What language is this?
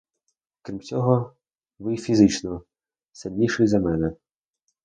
Ukrainian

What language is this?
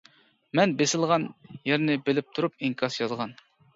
Uyghur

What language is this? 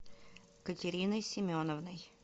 Russian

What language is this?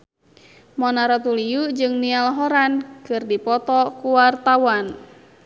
Sundanese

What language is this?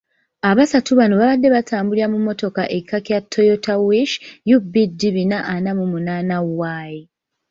Ganda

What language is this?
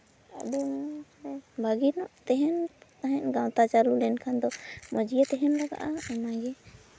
Santali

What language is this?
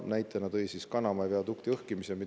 Estonian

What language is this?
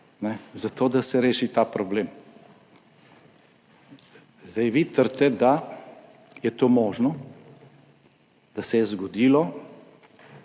Slovenian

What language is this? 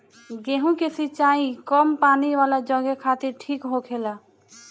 Bhojpuri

